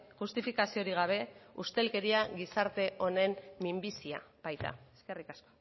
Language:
Basque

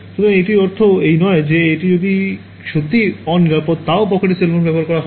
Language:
Bangla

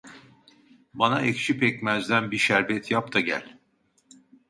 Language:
Turkish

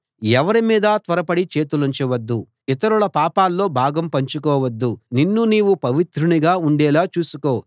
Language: Telugu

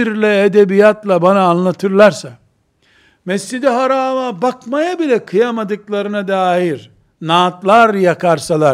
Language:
Turkish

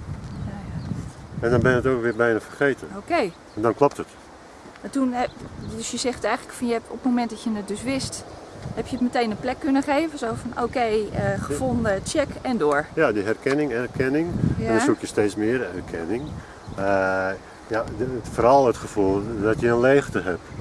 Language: Dutch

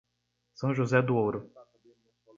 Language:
Portuguese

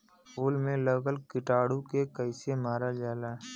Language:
Bhojpuri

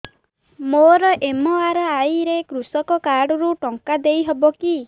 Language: Odia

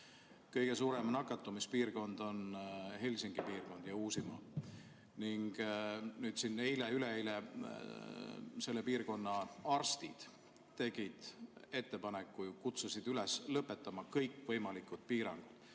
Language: Estonian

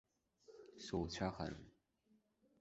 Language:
Abkhazian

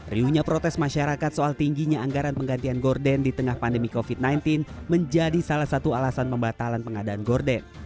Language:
Indonesian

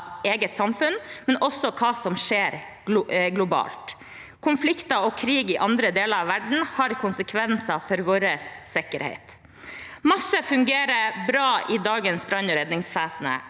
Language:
Norwegian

